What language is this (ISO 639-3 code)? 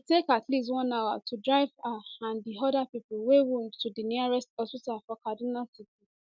pcm